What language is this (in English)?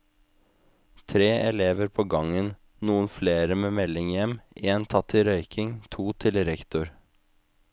Norwegian